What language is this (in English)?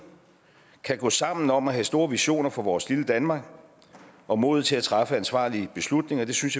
Danish